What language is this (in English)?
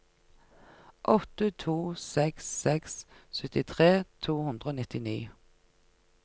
Norwegian